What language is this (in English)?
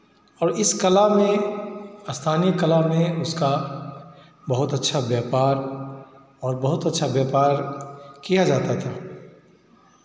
Hindi